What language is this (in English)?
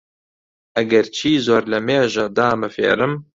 Central Kurdish